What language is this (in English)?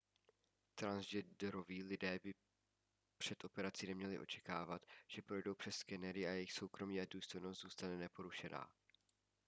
Czech